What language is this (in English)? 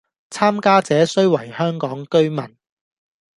Cantonese